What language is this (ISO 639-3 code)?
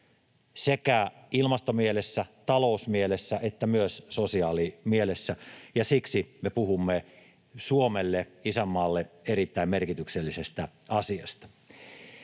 fin